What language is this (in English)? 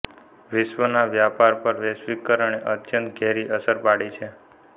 Gujarati